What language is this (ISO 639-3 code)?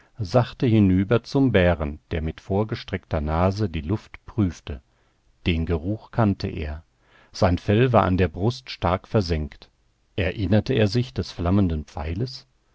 deu